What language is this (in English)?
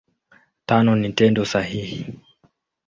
Swahili